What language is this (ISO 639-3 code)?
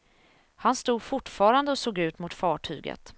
swe